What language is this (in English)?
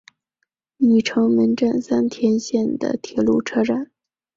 Chinese